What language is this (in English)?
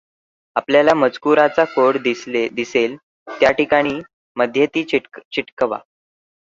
Marathi